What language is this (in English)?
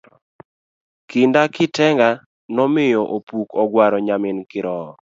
Luo (Kenya and Tanzania)